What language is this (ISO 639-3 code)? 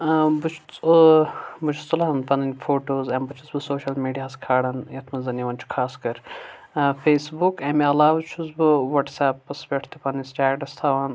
kas